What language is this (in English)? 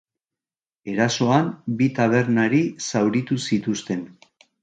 Basque